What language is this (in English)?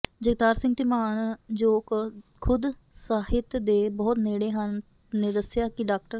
Punjabi